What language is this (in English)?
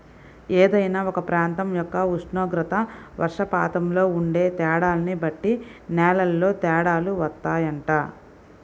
Telugu